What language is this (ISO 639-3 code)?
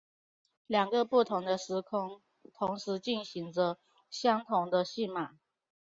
zho